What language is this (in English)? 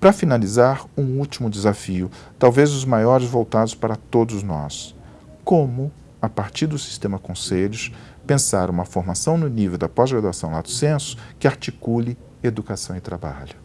Portuguese